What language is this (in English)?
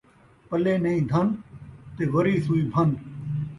Saraiki